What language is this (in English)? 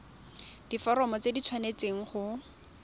Tswana